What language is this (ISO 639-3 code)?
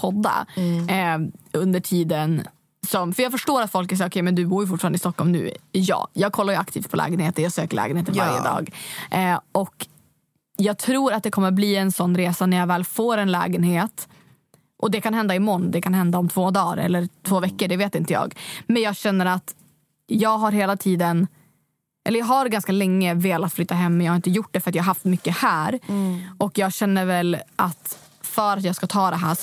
swe